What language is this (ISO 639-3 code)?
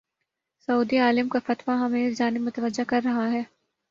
urd